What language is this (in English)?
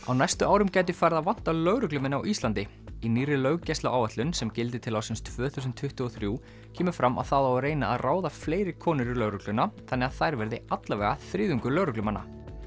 Icelandic